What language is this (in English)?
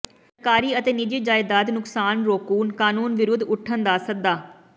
Punjabi